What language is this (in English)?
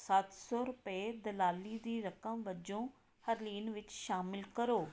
Punjabi